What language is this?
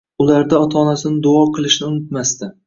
Uzbek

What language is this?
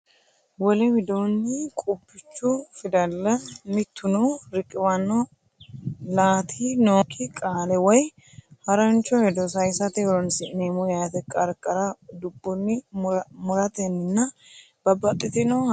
Sidamo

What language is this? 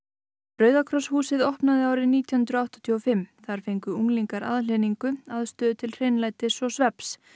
Icelandic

